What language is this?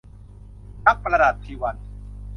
Thai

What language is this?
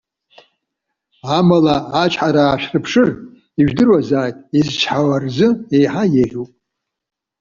Abkhazian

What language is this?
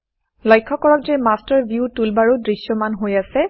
Assamese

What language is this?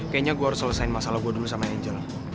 Indonesian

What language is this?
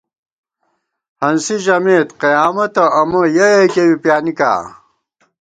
Gawar-Bati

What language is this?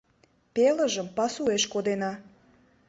Mari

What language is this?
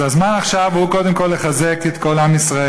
Hebrew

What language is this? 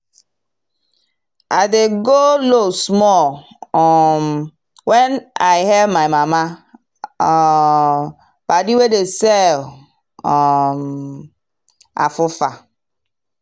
Nigerian Pidgin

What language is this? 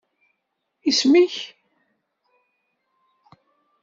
Kabyle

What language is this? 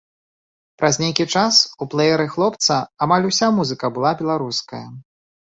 Belarusian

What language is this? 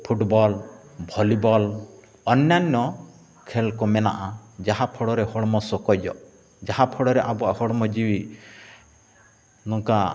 Santali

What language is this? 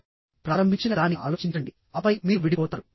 Telugu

